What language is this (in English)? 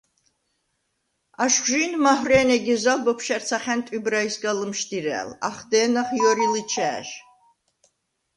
Svan